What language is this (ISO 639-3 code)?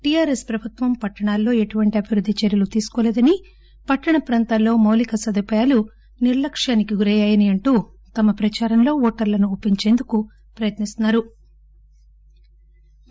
tel